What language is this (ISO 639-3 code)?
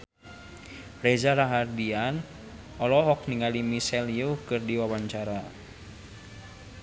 sun